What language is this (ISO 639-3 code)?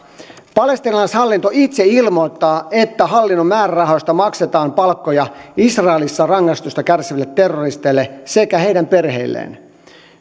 fin